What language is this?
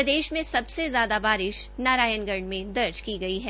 Hindi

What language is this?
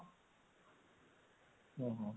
Odia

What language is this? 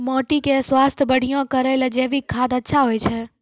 Maithili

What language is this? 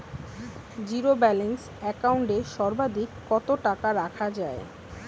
Bangla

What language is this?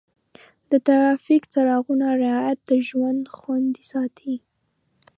Pashto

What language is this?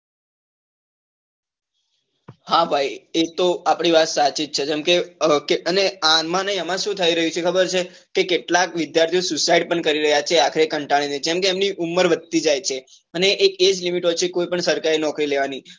Gujarati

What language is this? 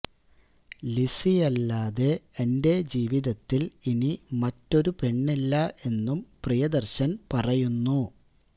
Malayalam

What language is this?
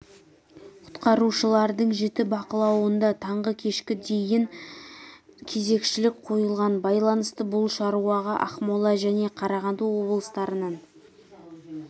Kazakh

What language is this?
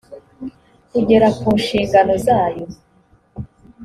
Kinyarwanda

